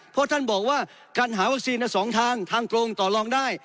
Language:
Thai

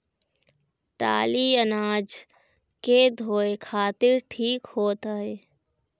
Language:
Bhojpuri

